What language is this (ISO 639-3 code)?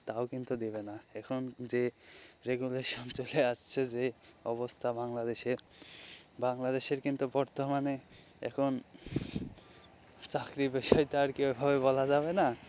ben